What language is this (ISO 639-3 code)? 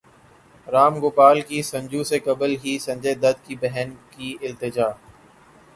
urd